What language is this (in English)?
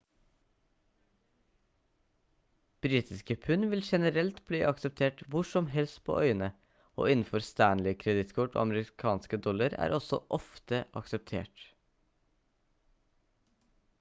Norwegian Bokmål